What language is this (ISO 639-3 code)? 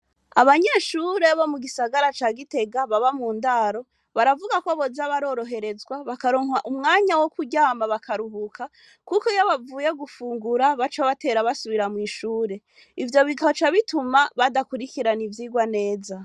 run